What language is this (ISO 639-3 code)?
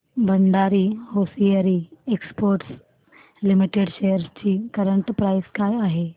mar